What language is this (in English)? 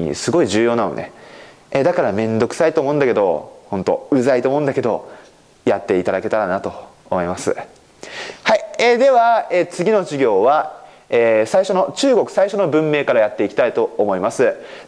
Japanese